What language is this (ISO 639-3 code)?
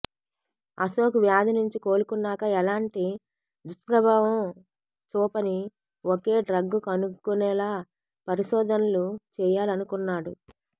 tel